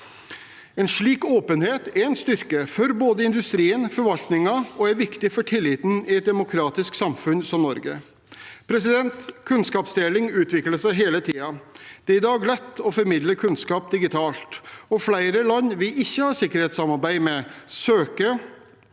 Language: Norwegian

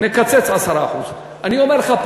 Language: Hebrew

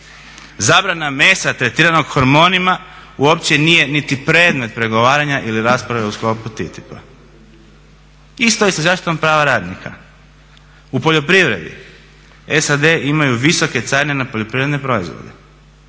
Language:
Croatian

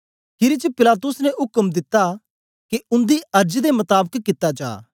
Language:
Dogri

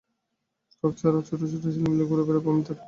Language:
Bangla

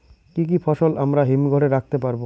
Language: Bangla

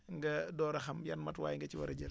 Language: Wolof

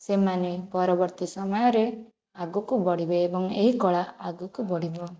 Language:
Odia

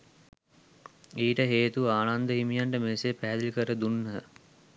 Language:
Sinhala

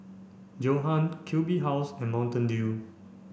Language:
English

